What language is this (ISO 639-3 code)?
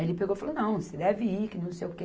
por